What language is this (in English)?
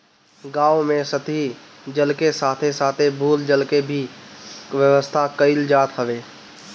Bhojpuri